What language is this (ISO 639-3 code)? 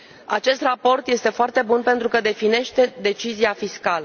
ron